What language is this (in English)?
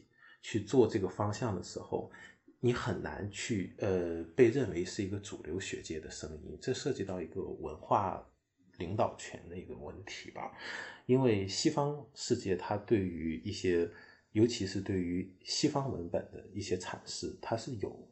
Chinese